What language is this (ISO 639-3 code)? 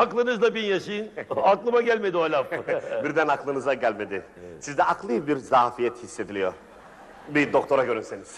tur